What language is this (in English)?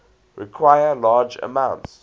English